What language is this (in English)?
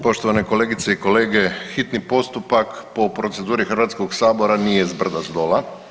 Croatian